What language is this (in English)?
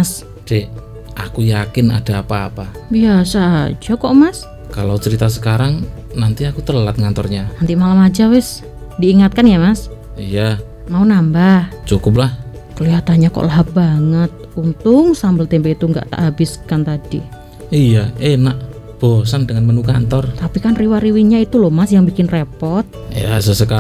Indonesian